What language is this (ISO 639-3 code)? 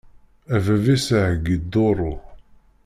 kab